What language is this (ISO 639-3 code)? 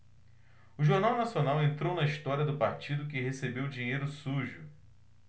por